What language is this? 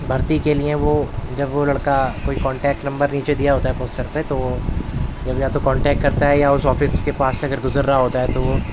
Urdu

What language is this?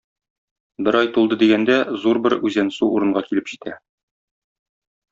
Tatar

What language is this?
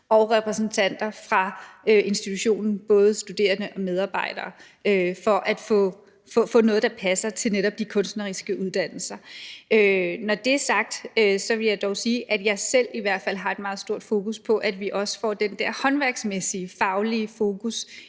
Danish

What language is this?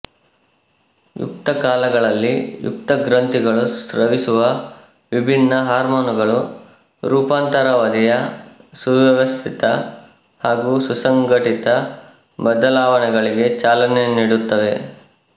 Kannada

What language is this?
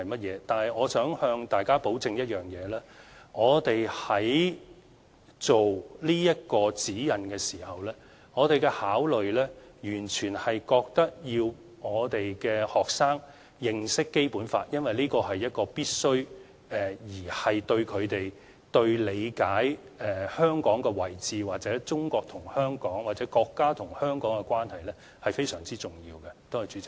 Cantonese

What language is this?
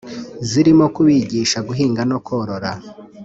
Kinyarwanda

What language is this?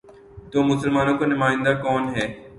Urdu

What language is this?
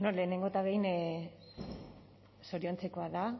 Basque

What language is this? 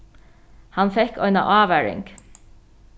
Faroese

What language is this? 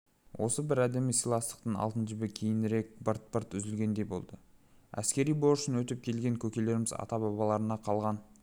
Kazakh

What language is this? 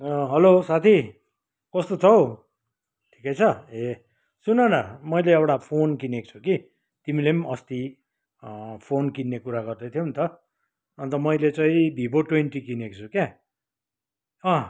Nepali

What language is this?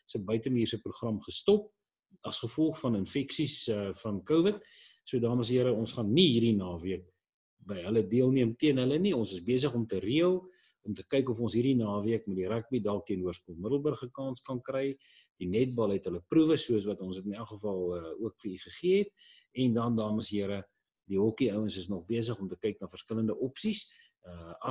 Dutch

